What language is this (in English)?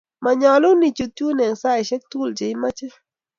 Kalenjin